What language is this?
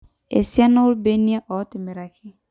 Masai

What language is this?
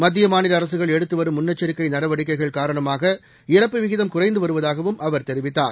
Tamil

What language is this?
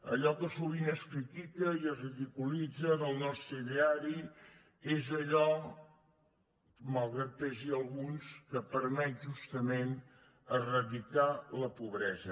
Catalan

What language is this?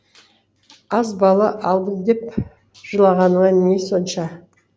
Kazakh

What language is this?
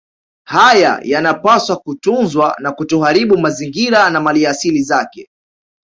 Swahili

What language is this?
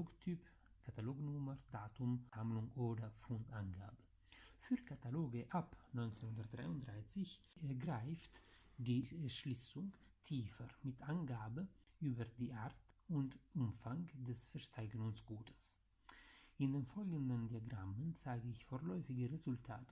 German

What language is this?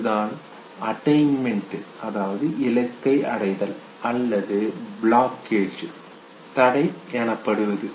Tamil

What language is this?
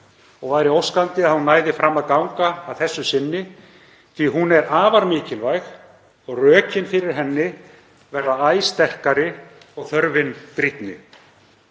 Icelandic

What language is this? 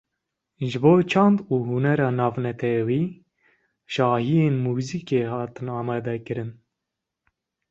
Kurdish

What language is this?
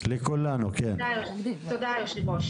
Hebrew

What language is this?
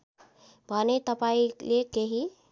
Nepali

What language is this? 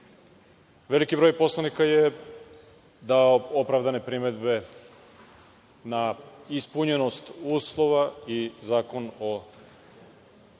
Serbian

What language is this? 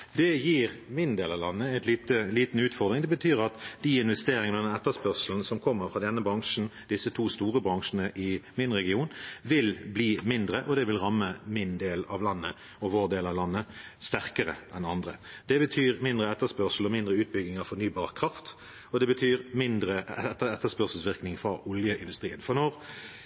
Norwegian Bokmål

